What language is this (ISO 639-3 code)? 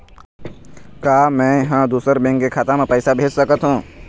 hne